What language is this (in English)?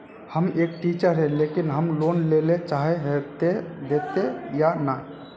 Magahi